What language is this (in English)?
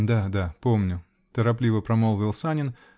Russian